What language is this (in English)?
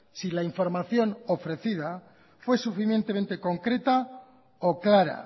Spanish